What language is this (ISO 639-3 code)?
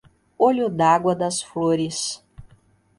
por